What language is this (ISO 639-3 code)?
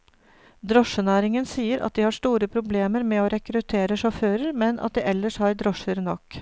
nor